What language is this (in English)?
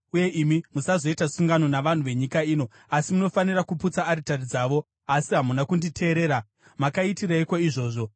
Shona